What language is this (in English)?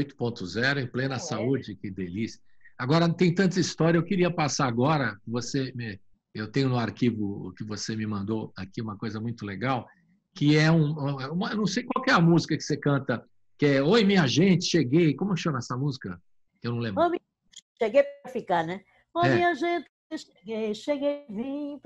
Portuguese